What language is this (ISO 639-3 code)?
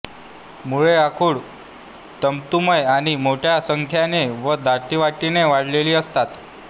mar